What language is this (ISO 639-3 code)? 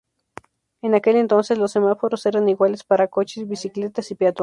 spa